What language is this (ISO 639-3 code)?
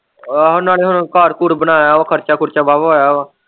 pan